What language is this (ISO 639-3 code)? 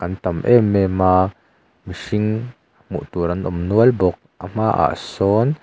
lus